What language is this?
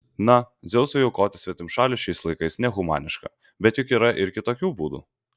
Lithuanian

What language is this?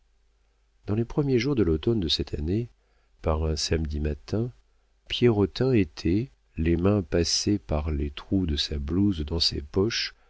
French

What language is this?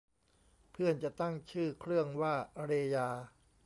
Thai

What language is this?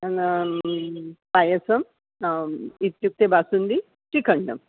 Sanskrit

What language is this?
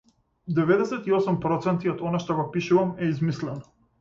Macedonian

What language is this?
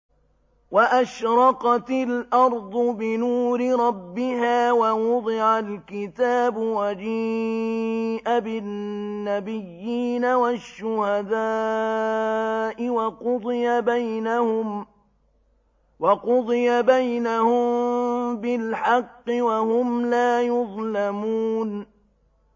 Arabic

